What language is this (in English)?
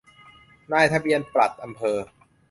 Thai